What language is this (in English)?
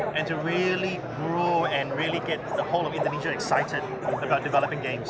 Indonesian